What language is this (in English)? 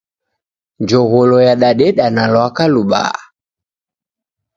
Taita